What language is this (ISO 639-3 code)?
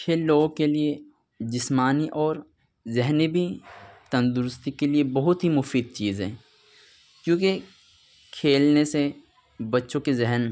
urd